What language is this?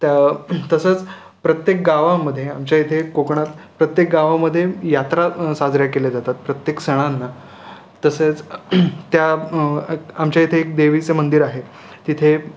Marathi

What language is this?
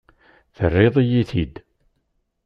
Kabyle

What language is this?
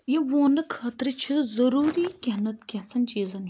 Kashmiri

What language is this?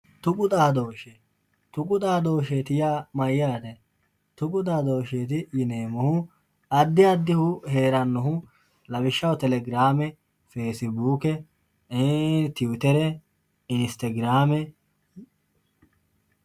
Sidamo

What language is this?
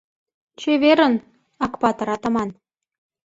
Mari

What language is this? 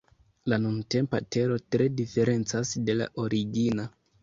Esperanto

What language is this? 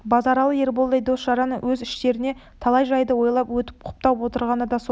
Kazakh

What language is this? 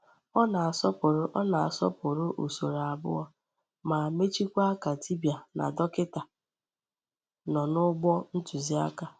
Igbo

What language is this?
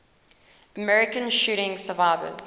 English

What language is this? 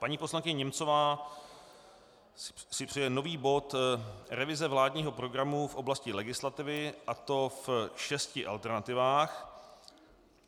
Czech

